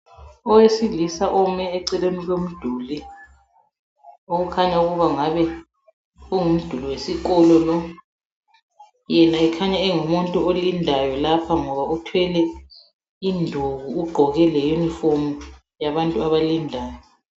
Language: North Ndebele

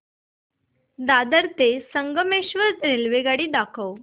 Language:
Marathi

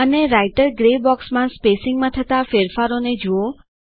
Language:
Gujarati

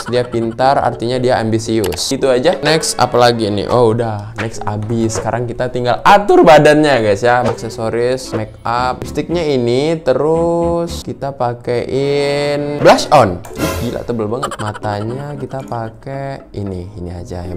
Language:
Indonesian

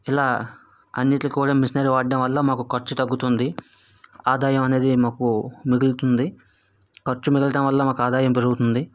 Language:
Telugu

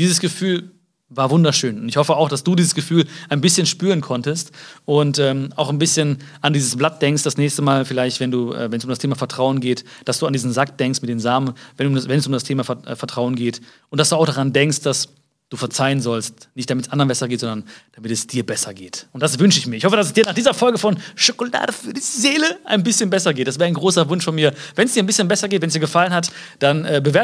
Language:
German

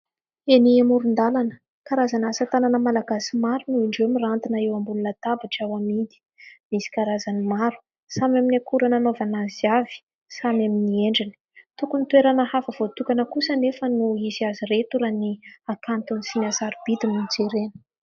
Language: Malagasy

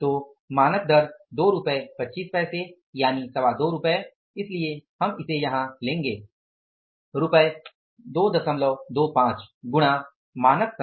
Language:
Hindi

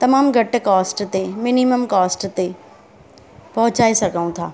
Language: Sindhi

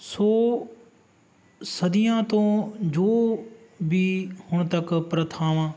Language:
Punjabi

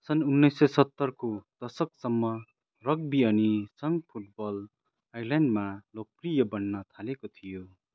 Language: Nepali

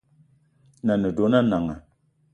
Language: Eton (Cameroon)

